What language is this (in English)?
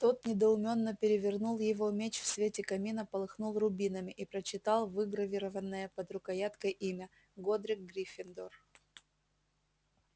Russian